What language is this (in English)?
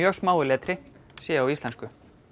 Icelandic